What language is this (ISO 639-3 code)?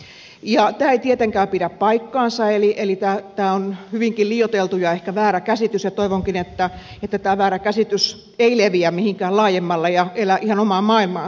fin